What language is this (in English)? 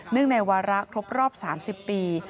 Thai